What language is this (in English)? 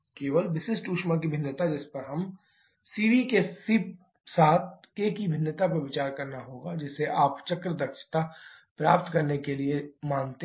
Hindi